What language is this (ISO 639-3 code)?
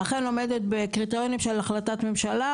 heb